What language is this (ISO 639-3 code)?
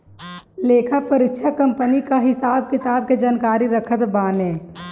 bho